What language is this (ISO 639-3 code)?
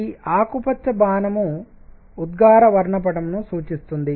tel